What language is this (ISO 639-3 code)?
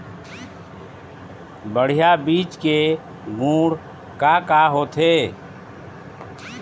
hne